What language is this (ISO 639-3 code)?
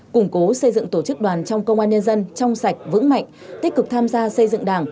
vie